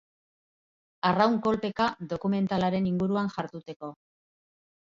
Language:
Basque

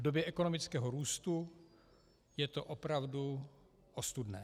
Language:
Czech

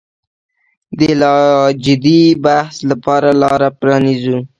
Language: Pashto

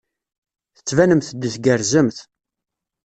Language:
Kabyle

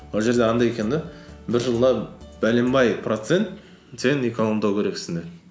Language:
Kazakh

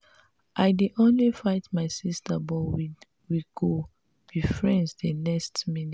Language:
Nigerian Pidgin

